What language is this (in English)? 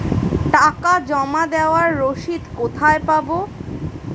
Bangla